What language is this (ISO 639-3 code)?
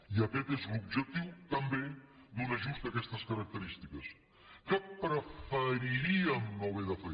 cat